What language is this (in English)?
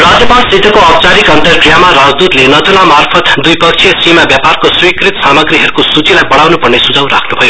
Nepali